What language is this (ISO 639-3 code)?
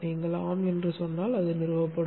tam